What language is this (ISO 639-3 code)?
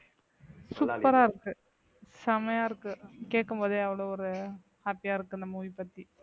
tam